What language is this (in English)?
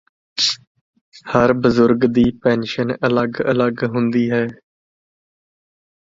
Punjabi